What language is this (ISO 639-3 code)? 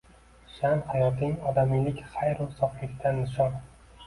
uzb